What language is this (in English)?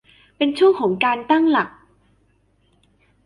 Thai